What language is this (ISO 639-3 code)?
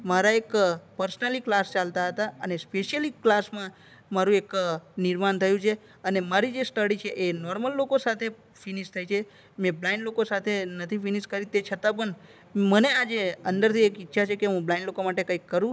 guj